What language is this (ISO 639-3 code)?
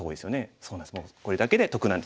jpn